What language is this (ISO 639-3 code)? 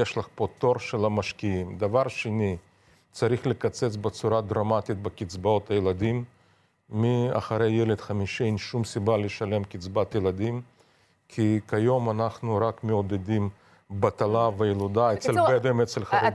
heb